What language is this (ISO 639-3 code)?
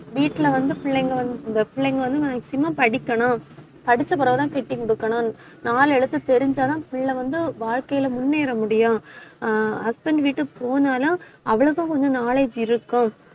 tam